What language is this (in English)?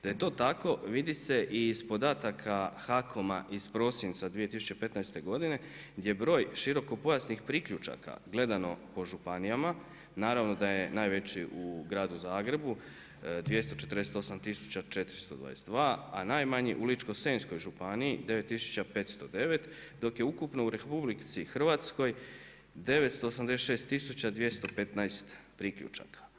Croatian